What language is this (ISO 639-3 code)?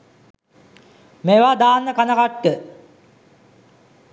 sin